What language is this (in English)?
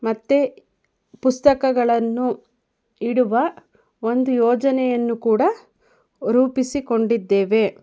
Kannada